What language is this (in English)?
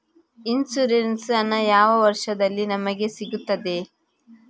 Kannada